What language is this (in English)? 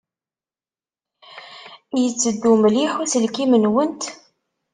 Kabyle